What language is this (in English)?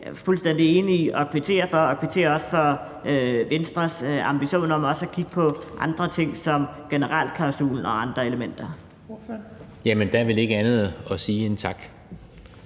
Danish